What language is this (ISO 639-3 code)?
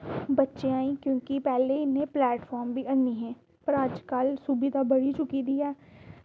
doi